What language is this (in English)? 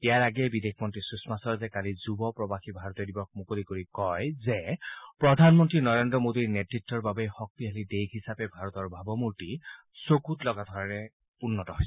Assamese